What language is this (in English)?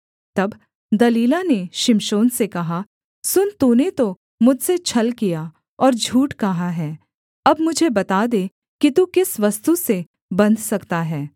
Hindi